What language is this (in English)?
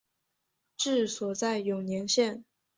Chinese